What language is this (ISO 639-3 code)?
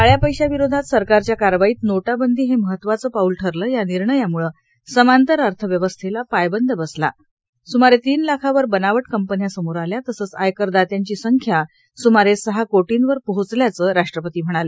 mar